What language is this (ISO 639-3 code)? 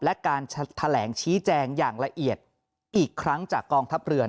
tha